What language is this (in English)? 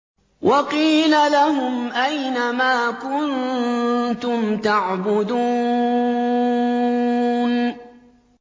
Arabic